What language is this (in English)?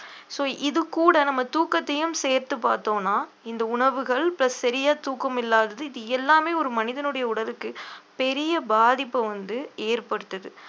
Tamil